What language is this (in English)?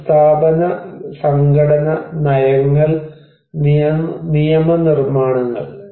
Malayalam